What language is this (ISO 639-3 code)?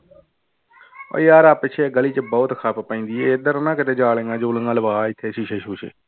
pan